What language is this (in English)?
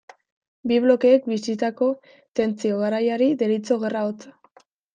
Basque